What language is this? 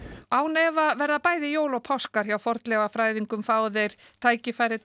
Icelandic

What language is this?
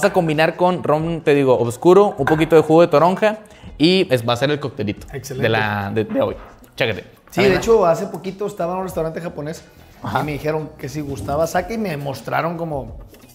Spanish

